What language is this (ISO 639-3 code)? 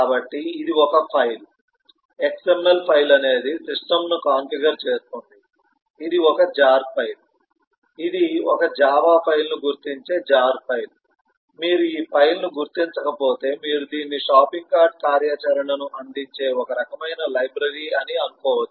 tel